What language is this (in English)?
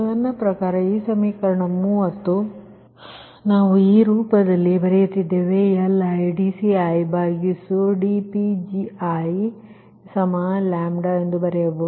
Kannada